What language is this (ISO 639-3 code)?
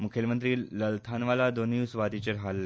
kok